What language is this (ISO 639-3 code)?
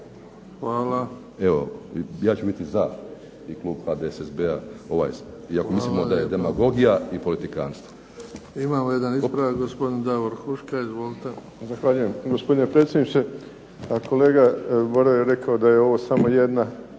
hrv